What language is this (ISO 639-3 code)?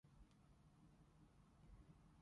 yue